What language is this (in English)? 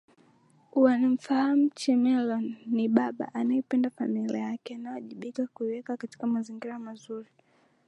Swahili